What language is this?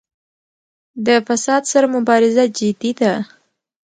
Pashto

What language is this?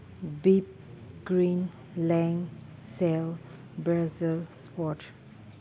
Manipuri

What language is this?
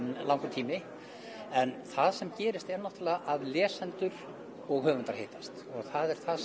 Icelandic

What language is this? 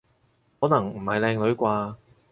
Cantonese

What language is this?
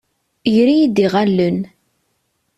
Kabyle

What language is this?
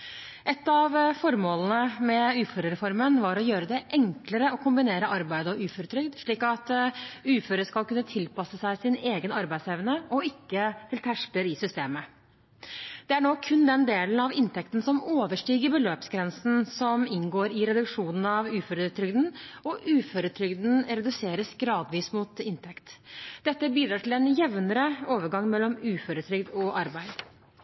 Norwegian Bokmål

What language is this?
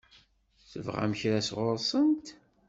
Kabyle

